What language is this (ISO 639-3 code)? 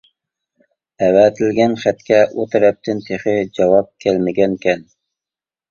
uig